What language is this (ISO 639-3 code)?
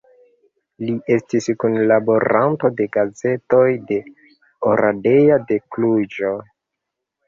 epo